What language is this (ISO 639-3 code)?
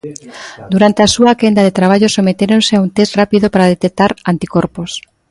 glg